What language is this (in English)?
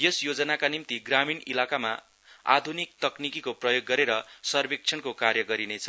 Nepali